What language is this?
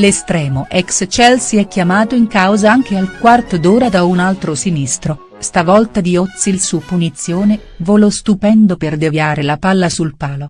Italian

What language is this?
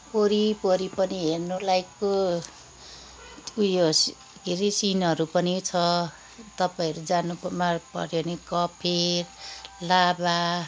Nepali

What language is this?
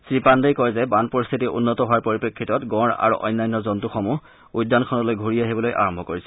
Assamese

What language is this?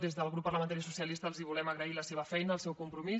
Catalan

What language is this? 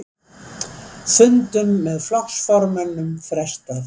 Icelandic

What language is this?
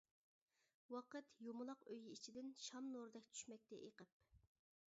Uyghur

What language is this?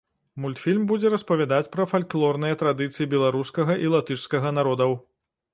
Belarusian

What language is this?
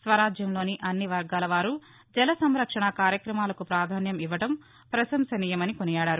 Telugu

